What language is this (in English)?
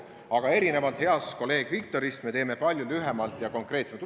Estonian